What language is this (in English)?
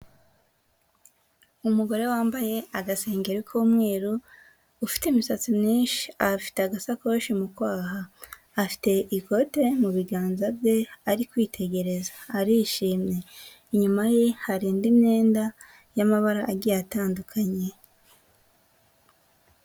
Kinyarwanda